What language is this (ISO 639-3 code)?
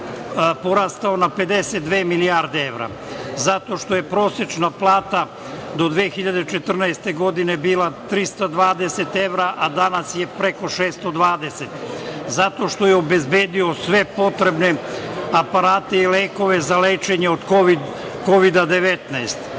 srp